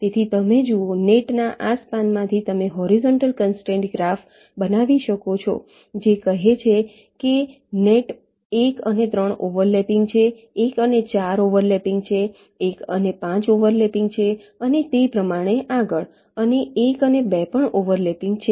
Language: Gujarati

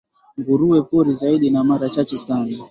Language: Swahili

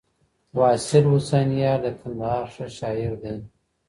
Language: Pashto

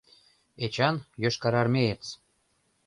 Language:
Mari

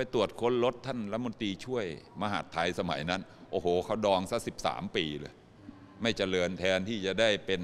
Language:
Thai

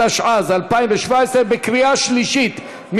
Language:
Hebrew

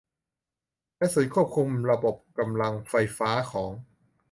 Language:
Thai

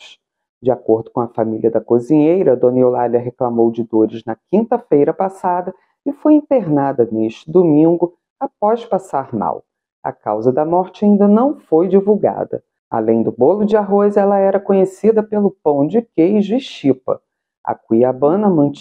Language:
Portuguese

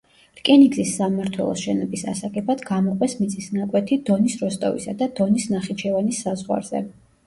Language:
Georgian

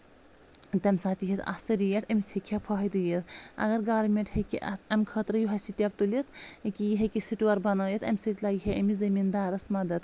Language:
Kashmiri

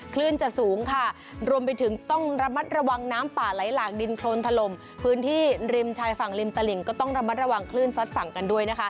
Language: Thai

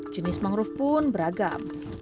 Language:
Indonesian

